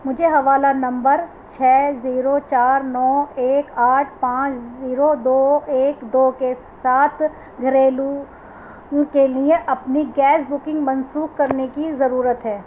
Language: Urdu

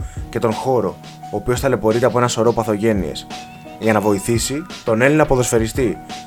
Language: Greek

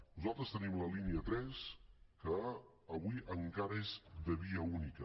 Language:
Catalan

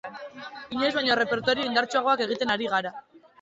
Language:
Basque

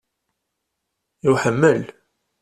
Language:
Kabyle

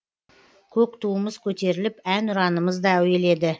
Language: Kazakh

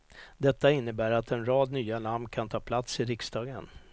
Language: Swedish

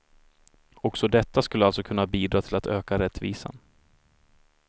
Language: Swedish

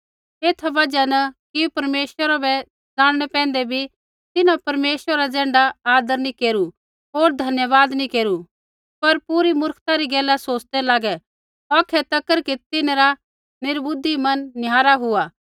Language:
Kullu Pahari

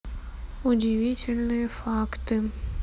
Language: Russian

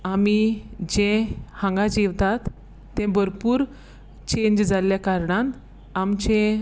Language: Konkani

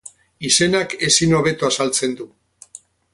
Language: Basque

